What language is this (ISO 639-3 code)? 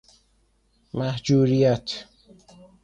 fas